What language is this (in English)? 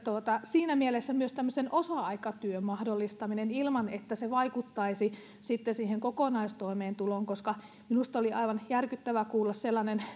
Finnish